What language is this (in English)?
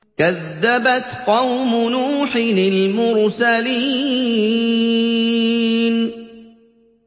Arabic